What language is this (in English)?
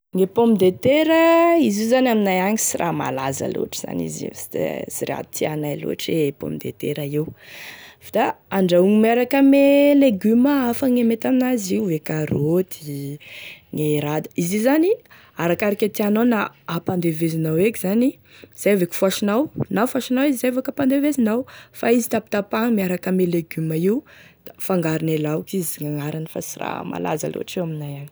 Tesaka Malagasy